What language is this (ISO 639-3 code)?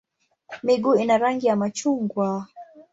swa